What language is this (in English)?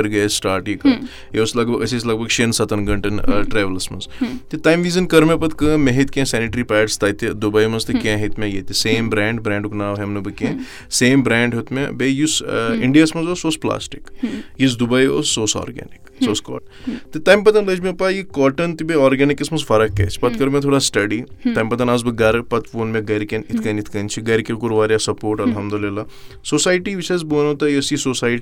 Urdu